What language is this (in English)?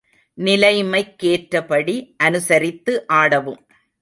Tamil